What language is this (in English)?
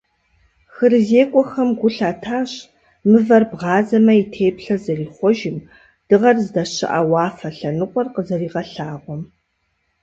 Kabardian